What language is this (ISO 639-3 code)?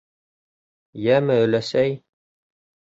bak